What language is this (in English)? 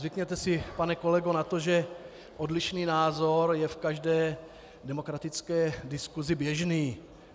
Czech